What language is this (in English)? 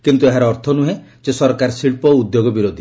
Odia